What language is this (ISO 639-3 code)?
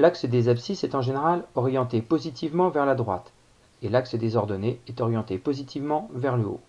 fra